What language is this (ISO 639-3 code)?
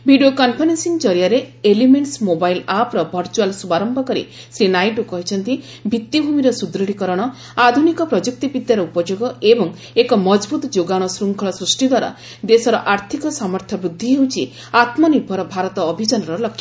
ori